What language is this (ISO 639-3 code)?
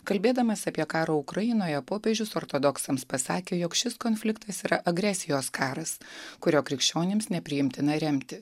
lit